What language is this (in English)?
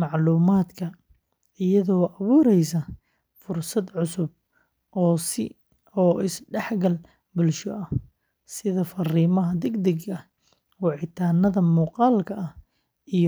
Somali